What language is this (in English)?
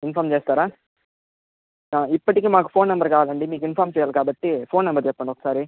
Telugu